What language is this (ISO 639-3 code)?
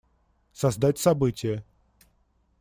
rus